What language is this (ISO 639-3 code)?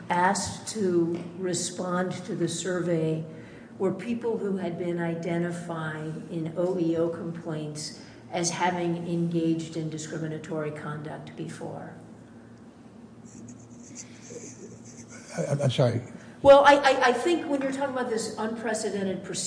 eng